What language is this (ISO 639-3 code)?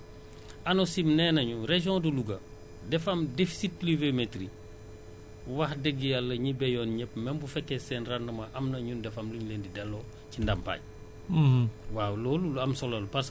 wol